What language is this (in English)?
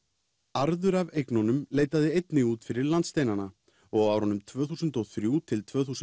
Icelandic